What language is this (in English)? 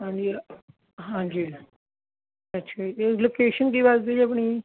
Punjabi